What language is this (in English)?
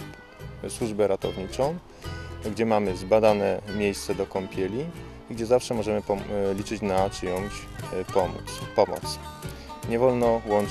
Polish